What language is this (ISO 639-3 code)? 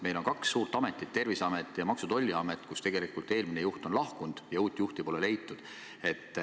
est